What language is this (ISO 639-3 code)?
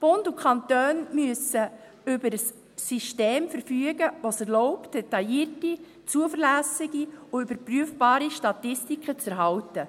gsw